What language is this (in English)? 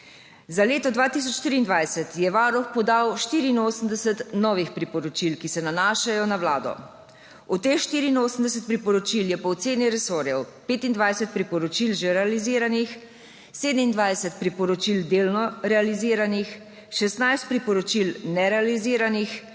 Slovenian